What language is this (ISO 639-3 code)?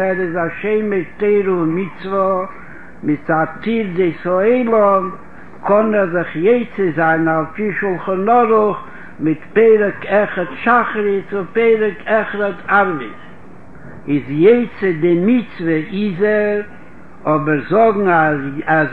heb